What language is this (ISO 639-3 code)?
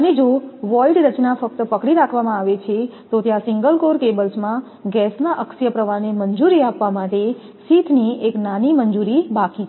guj